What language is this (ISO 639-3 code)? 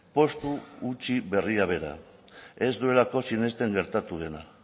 eus